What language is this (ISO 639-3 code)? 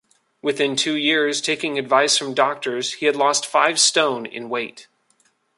eng